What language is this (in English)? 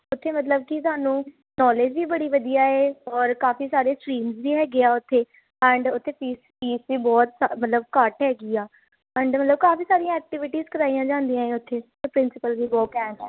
Punjabi